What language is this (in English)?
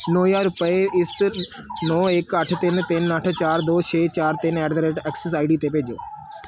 Punjabi